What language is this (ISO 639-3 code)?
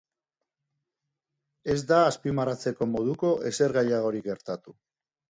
eus